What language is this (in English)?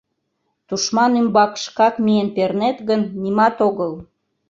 Mari